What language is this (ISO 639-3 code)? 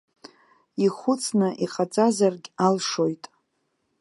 abk